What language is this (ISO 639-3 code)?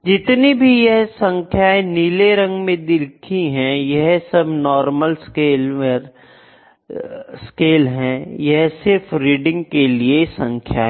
hin